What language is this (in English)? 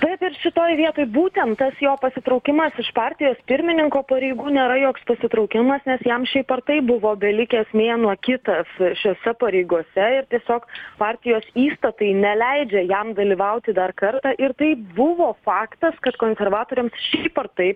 Lithuanian